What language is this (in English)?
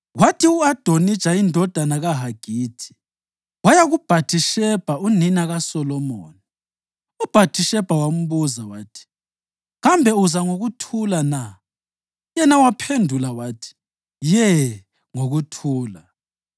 North Ndebele